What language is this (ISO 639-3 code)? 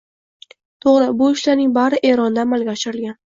uzb